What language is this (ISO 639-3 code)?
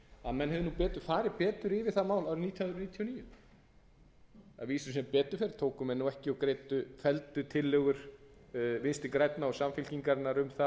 isl